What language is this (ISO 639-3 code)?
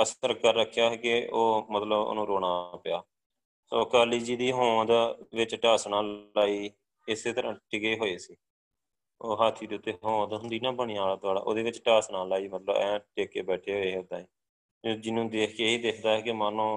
pan